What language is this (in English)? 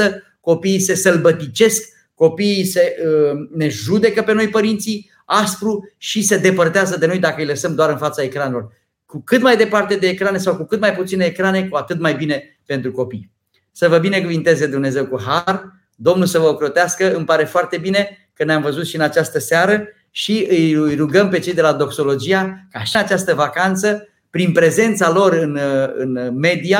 Romanian